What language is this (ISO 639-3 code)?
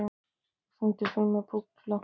isl